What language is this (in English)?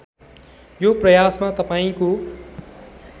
Nepali